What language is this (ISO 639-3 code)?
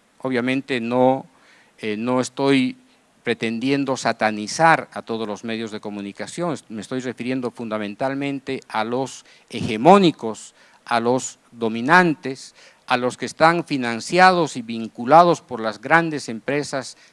spa